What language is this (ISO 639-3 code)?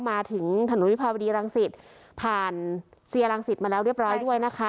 tha